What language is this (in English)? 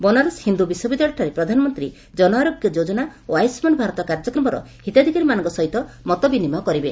Odia